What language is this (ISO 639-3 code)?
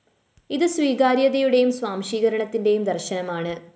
mal